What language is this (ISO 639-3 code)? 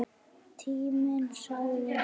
isl